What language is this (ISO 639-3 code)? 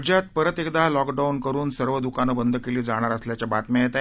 mar